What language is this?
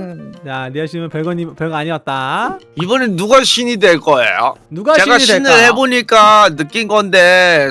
Korean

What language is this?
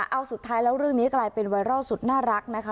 Thai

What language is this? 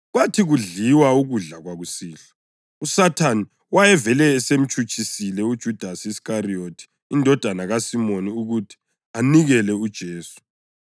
North Ndebele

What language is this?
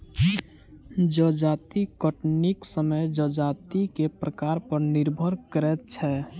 Maithili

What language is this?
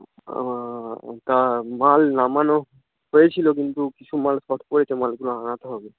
Bangla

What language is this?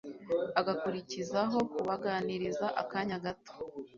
Kinyarwanda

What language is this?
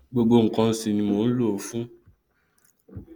Yoruba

